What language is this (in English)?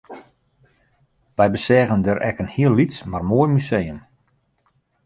Western Frisian